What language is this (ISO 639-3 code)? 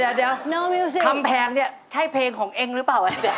tha